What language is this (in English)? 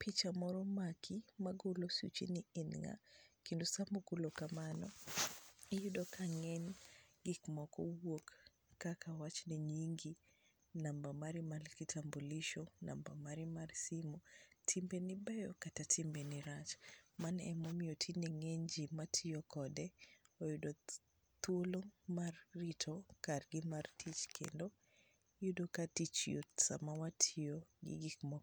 Luo (Kenya and Tanzania)